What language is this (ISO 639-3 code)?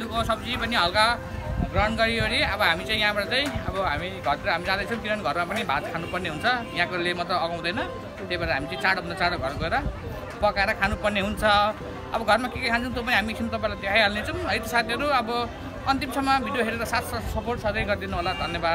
tha